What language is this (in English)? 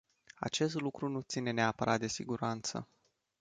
Romanian